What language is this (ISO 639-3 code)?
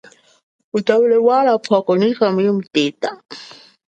cjk